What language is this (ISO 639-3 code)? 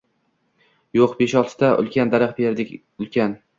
uzb